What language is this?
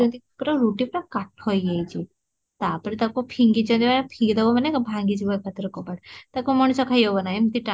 Odia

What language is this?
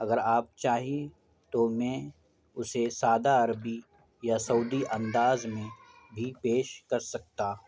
Urdu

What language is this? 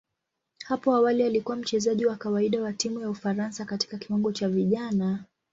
Swahili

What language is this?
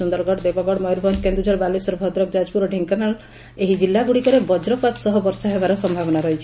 Odia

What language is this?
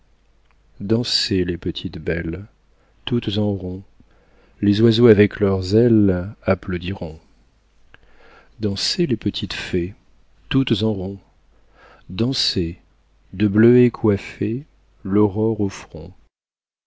French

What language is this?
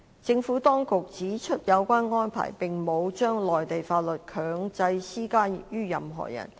Cantonese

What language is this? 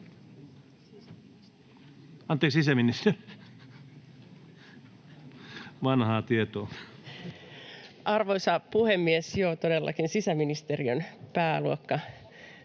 Finnish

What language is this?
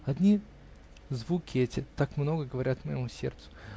Russian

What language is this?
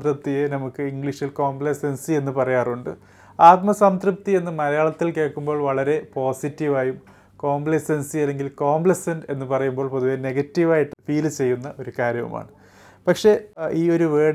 Malayalam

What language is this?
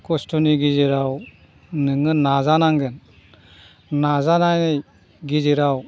Bodo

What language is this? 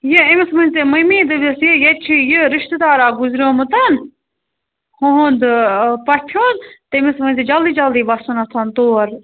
Kashmiri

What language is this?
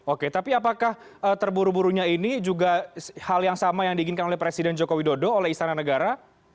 Indonesian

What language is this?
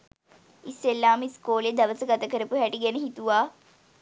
Sinhala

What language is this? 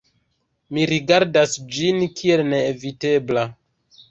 Esperanto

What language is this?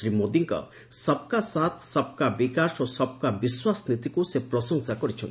Odia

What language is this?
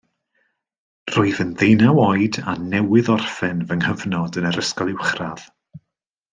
Welsh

